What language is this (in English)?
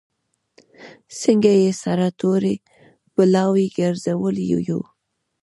Pashto